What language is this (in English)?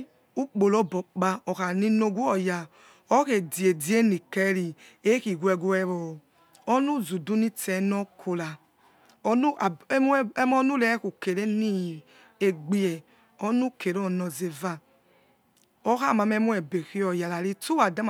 Yekhee